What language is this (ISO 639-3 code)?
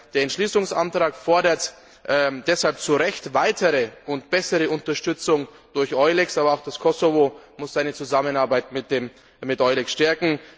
deu